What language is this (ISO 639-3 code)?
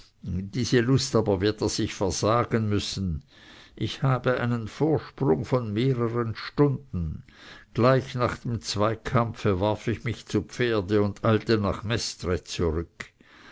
deu